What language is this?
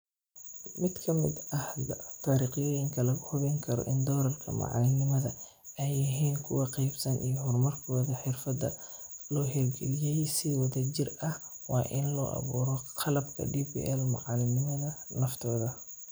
Somali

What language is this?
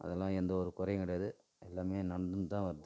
Tamil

